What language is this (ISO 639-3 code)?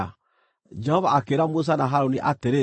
kik